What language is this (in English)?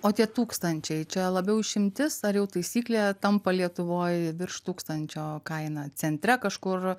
Lithuanian